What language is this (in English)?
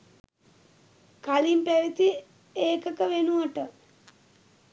Sinhala